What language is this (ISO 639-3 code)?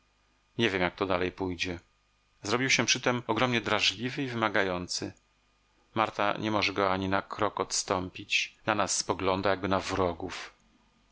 pol